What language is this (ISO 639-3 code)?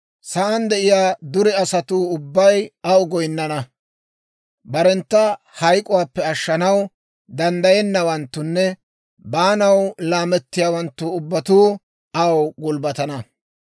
dwr